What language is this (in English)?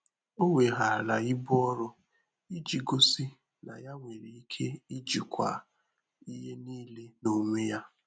Igbo